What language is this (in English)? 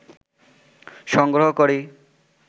Bangla